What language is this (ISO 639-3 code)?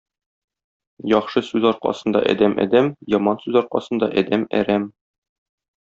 tat